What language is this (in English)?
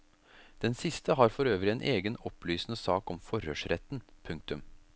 Norwegian